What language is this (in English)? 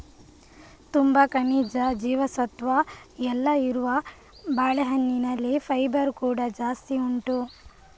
Kannada